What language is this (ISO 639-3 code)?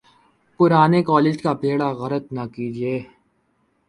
urd